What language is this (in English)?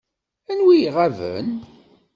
Kabyle